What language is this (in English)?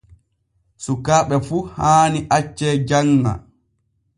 Borgu Fulfulde